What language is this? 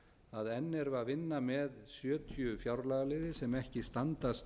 Icelandic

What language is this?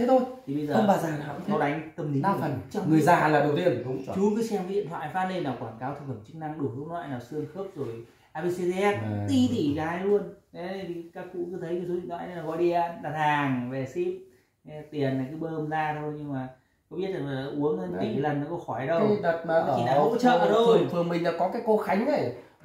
Vietnamese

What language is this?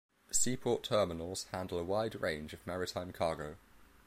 English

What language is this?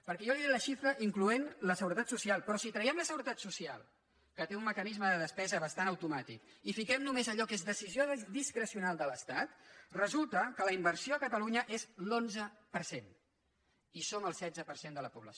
Catalan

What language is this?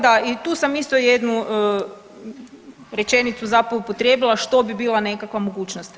Croatian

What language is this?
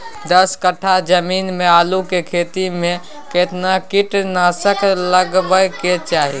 Maithili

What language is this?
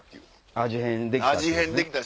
Japanese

